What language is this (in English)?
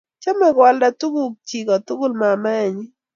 Kalenjin